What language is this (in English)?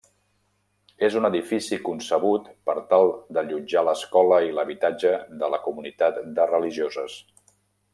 Catalan